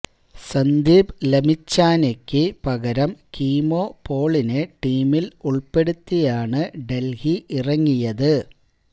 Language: Malayalam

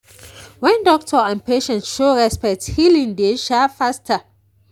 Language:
Nigerian Pidgin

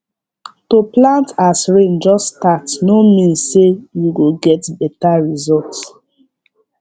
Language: Nigerian Pidgin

